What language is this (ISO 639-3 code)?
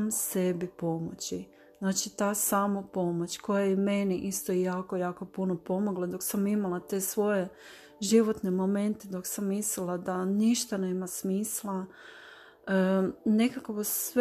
hrv